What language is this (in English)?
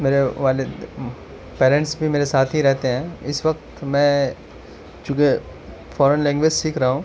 Urdu